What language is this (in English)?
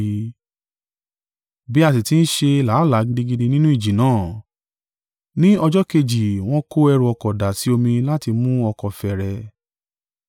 Yoruba